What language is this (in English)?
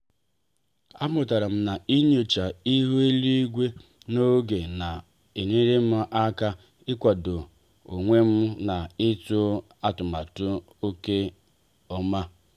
Igbo